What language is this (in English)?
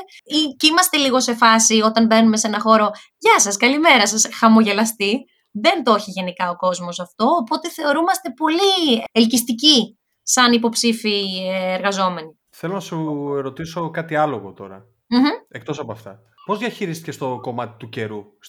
Greek